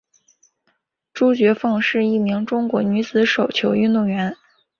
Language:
Chinese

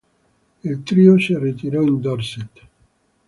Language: Italian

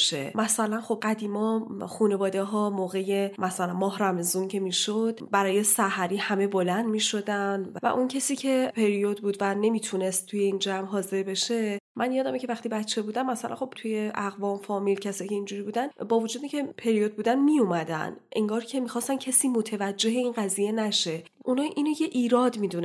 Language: Persian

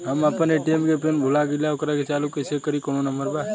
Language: Bhojpuri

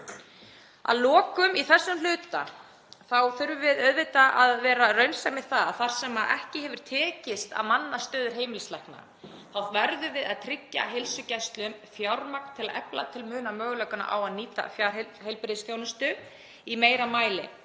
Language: Icelandic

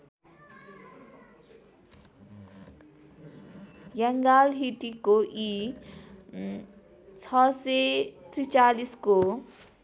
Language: Nepali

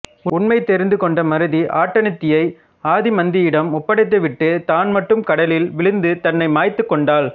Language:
Tamil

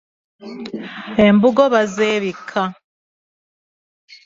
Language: Ganda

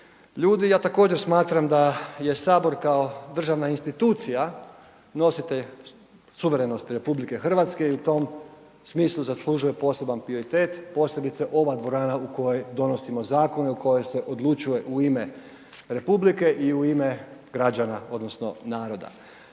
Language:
Croatian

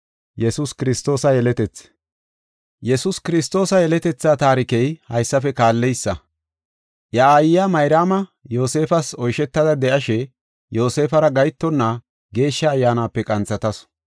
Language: Gofa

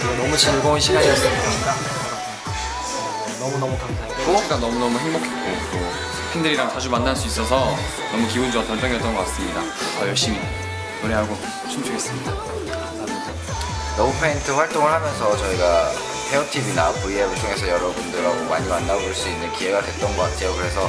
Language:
Korean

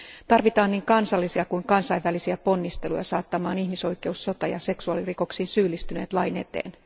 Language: Finnish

